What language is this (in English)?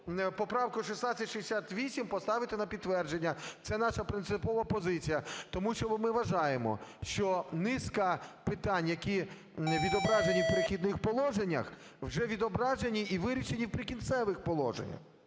Ukrainian